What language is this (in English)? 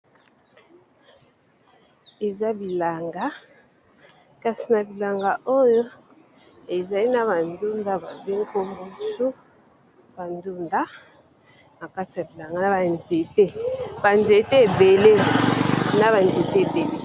Lingala